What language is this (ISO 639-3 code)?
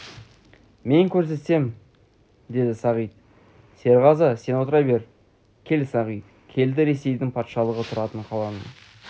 kaz